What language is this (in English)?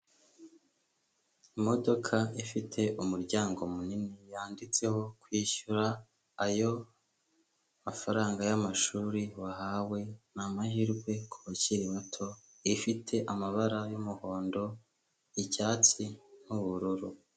Kinyarwanda